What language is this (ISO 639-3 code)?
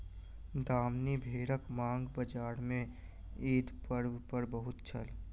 mai